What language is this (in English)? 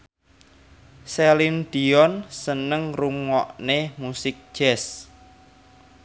Javanese